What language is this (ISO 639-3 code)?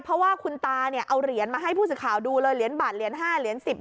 tha